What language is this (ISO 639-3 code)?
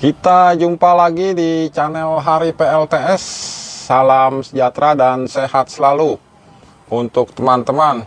ind